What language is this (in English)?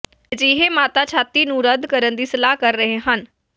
Punjabi